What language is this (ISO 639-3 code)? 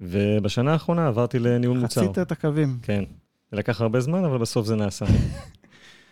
heb